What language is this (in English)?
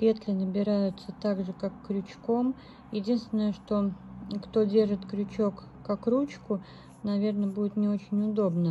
Russian